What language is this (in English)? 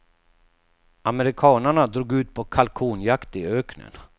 Swedish